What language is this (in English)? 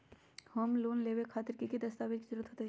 Magahi